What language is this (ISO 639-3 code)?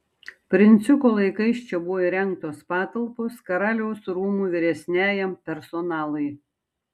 lit